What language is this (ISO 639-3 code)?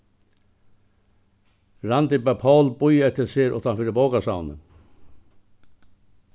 fao